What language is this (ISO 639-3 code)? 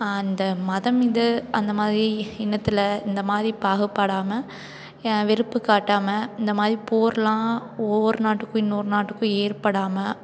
tam